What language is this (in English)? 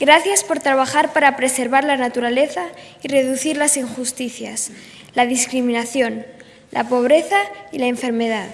Spanish